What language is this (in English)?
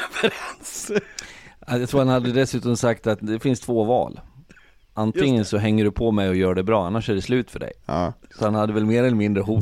Swedish